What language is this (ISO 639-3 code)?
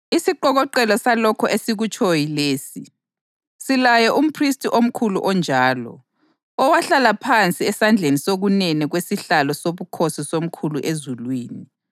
nde